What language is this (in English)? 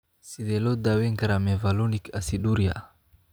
Somali